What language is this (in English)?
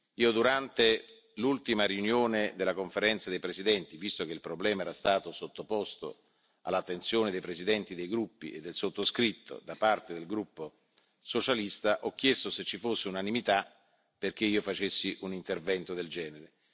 Italian